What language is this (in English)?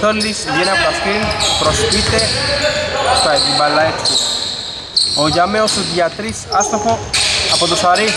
Greek